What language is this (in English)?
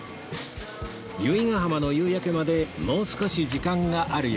Japanese